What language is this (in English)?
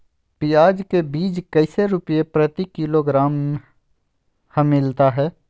Magahi